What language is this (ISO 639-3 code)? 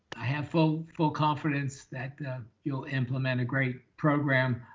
eng